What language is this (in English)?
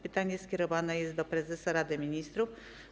Polish